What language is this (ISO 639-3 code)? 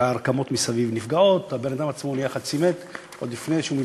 heb